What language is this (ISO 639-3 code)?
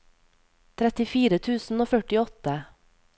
nor